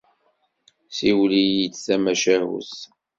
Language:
Kabyle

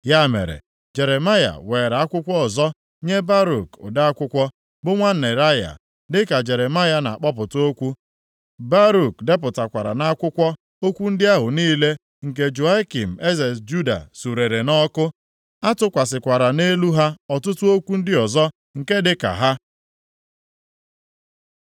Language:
Igbo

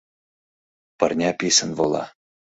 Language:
Mari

